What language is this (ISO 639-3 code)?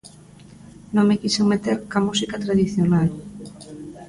glg